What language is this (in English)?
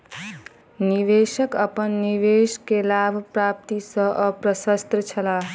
Maithili